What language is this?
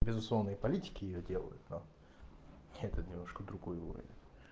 Russian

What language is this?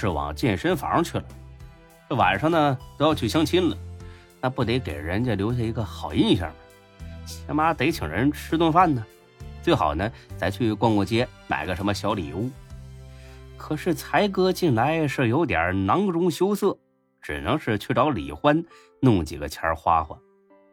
Chinese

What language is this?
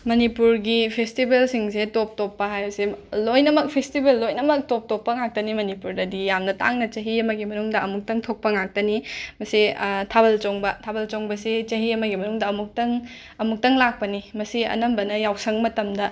Manipuri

